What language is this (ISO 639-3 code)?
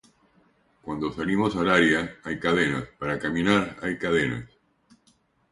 spa